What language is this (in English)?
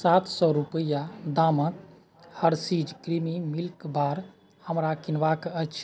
Maithili